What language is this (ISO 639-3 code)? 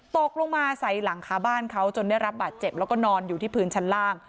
tha